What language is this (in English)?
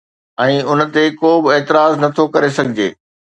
Sindhi